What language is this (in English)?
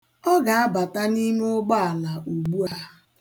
Igbo